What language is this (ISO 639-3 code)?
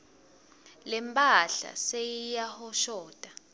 ssw